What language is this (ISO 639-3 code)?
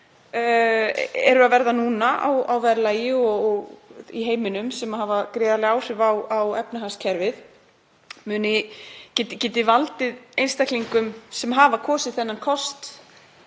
isl